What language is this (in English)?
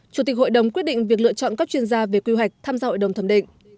Vietnamese